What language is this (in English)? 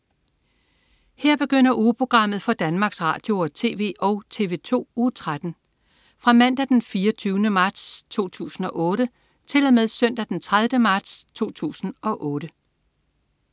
Danish